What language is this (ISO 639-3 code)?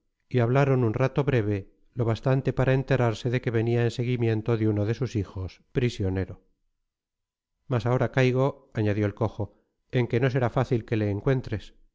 spa